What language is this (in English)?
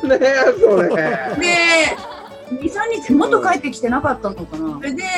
Japanese